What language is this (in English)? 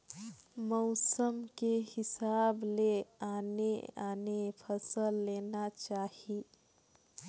Chhattisgarhi